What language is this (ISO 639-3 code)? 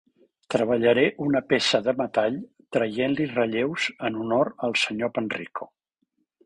cat